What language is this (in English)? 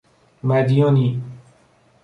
Persian